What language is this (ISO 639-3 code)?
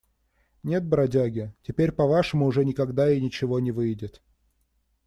rus